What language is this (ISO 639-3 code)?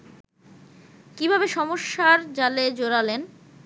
ben